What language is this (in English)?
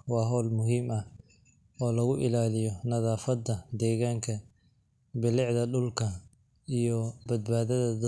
Somali